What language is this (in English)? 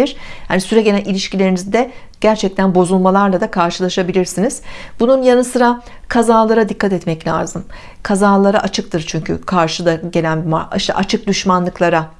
Turkish